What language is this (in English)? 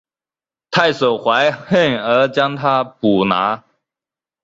Chinese